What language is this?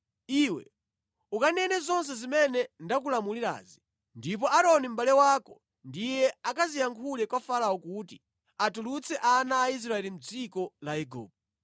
Nyanja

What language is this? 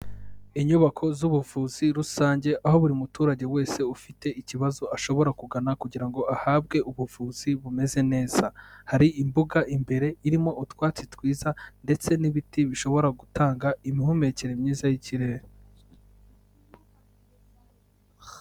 Kinyarwanda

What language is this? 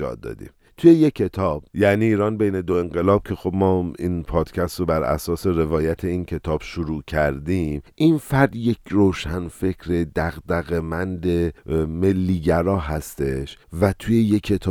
Persian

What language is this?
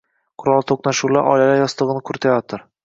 Uzbek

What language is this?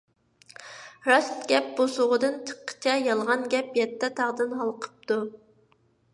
Uyghur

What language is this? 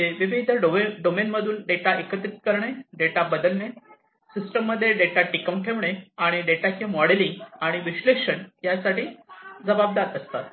Marathi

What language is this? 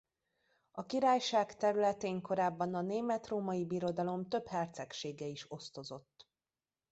Hungarian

